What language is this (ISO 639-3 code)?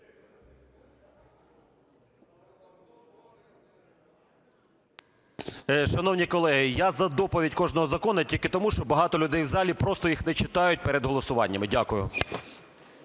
ukr